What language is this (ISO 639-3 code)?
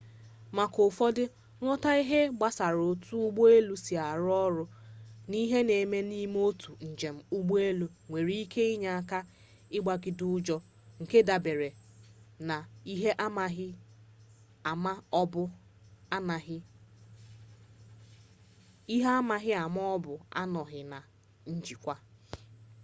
ibo